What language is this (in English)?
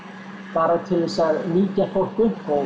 Icelandic